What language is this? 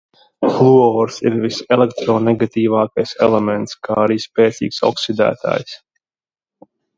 Latvian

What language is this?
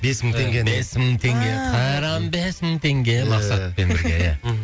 Kazakh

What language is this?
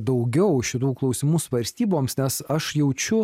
Lithuanian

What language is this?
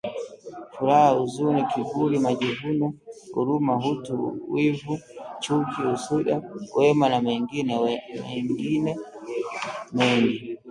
Swahili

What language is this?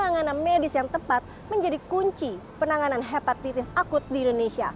Indonesian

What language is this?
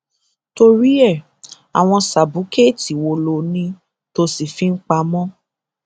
Yoruba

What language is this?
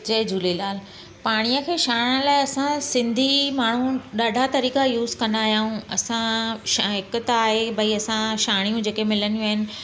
Sindhi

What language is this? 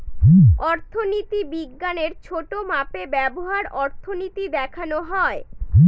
Bangla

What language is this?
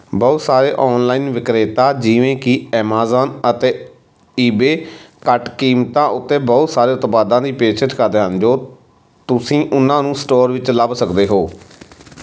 Punjabi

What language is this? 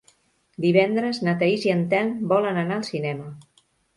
Catalan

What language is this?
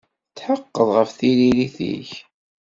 Kabyle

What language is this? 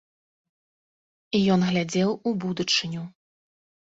Belarusian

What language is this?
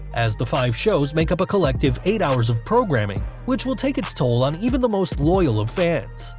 English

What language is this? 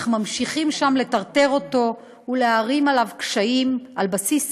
Hebrew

